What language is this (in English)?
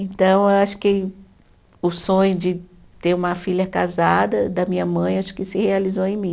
Portuguese